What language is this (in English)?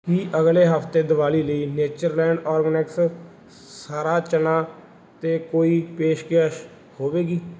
Punjabi